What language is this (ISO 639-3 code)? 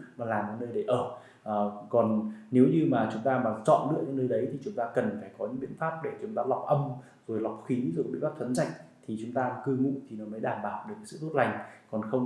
vie